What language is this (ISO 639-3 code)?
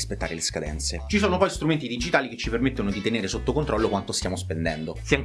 ita